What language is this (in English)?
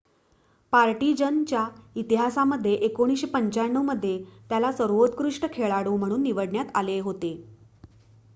Marathi